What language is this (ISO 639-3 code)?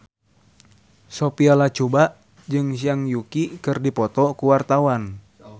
sun